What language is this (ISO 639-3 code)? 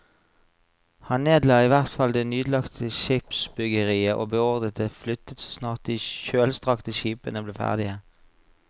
nor